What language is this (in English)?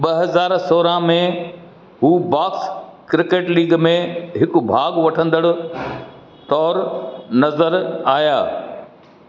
Sindhi